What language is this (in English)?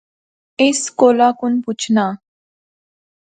Pahari-Potwari